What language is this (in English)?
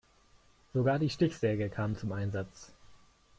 German